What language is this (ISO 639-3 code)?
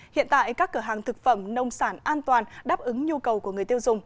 vie